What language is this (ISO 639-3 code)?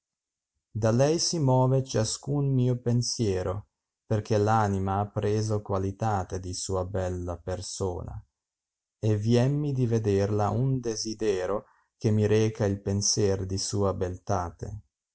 ita